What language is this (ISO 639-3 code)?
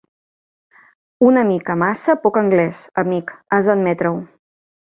cat